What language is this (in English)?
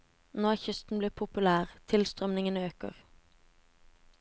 Norwegian